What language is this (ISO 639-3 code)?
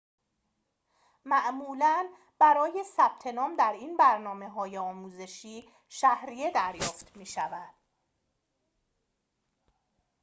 fas